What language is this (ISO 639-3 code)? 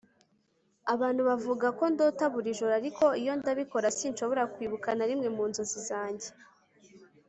kin